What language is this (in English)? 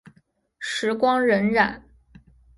Chinese